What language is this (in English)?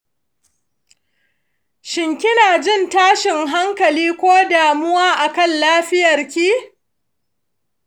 Hausa